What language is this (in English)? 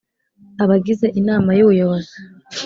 Kinyarwanda